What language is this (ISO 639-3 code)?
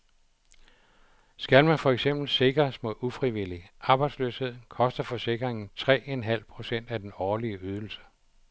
dan